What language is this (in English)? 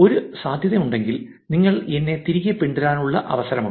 Malayalam